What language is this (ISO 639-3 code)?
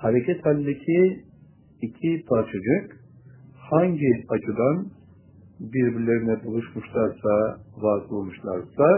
tur